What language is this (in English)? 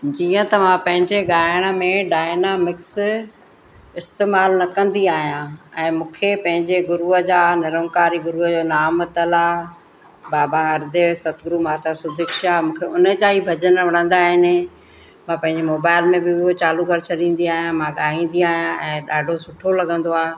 Sindhi